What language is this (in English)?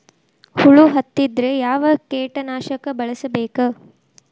Kannada